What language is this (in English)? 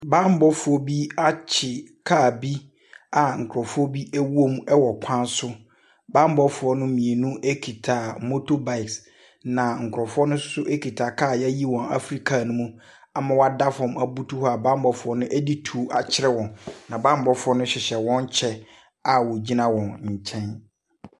Akan